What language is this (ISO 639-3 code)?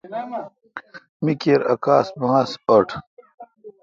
xka